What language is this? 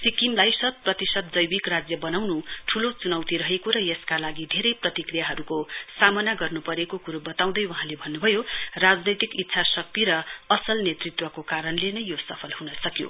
Nepali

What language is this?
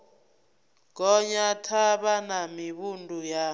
Venda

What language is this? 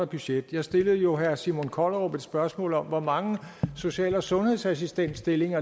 Danish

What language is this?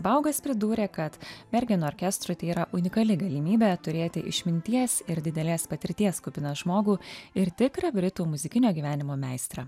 Lithuanian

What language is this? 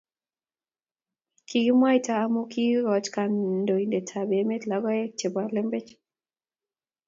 Kalenjin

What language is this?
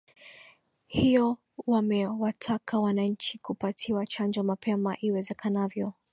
Swahili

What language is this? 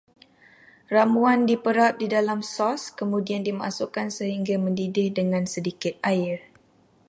Malay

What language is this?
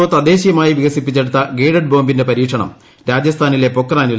Malayalam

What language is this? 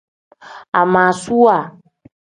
Tem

